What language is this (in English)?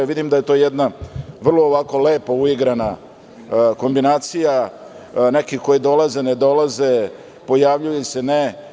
Serbian